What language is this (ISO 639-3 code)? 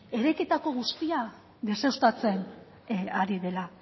eus